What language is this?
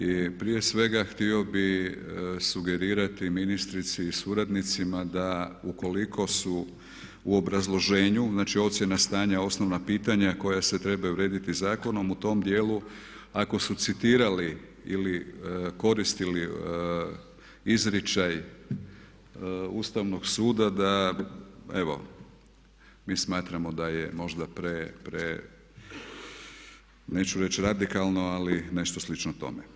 Croatian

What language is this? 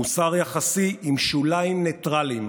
Hebrew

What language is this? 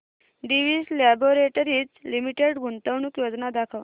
Marathi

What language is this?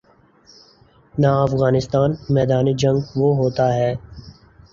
Urdu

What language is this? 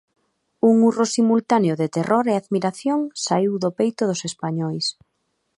Galician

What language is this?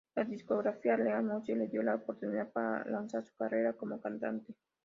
Spanish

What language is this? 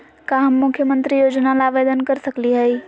Magahi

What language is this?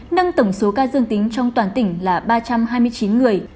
Vietnamese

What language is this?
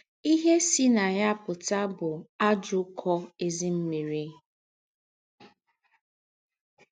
Igbo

